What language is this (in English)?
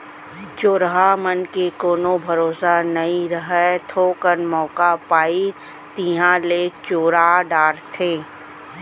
Chhattisgarhi